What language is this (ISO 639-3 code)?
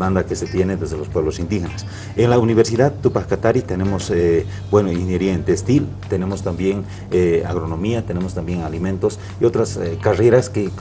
spa